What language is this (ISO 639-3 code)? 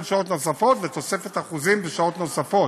heb